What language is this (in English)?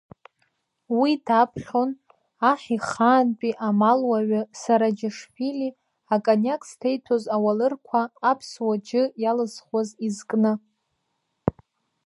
Abkhazian